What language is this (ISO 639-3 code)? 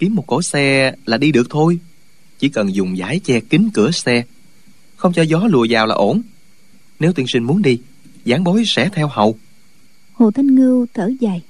vie